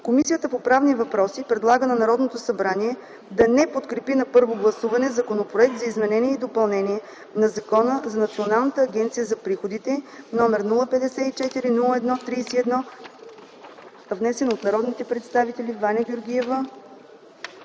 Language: Bulgarian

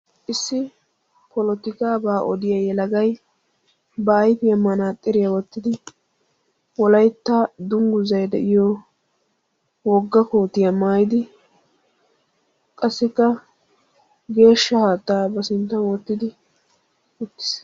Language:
Wolaytta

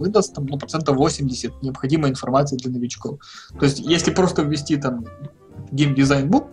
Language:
Russian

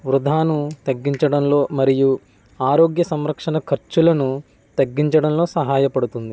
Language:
Telugu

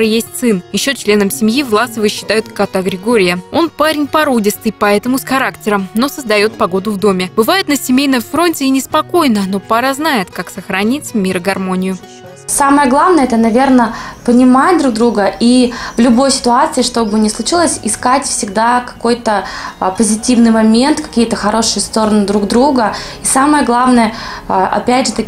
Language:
Russian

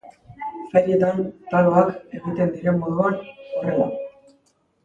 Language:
Basque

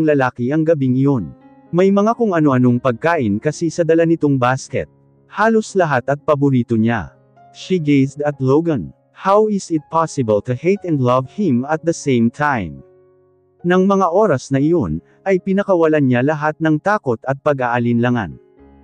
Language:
Filipino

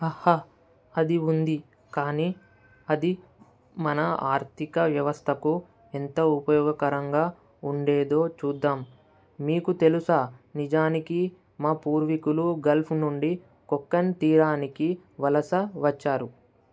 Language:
Telugu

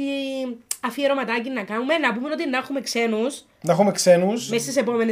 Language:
Greek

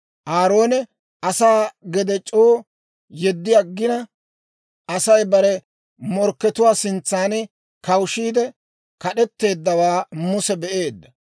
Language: Dawro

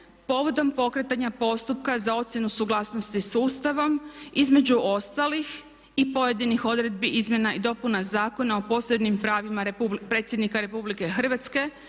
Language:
Croatian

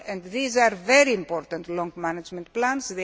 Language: English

